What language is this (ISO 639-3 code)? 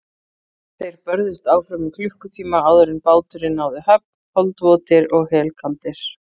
isl